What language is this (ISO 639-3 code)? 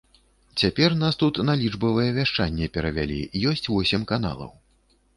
bel